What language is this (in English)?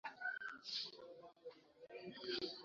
Swahili